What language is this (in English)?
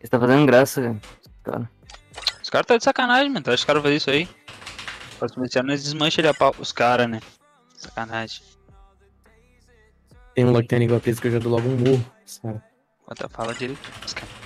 Portuguese